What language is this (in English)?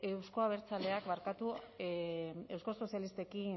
Basque